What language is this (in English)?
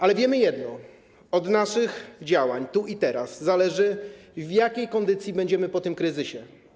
Polish